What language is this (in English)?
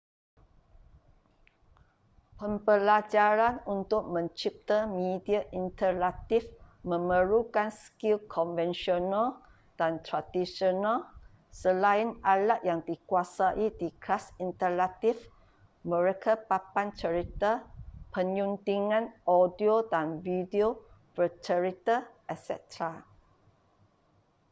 Malay